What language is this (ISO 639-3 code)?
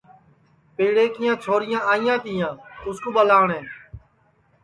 ssi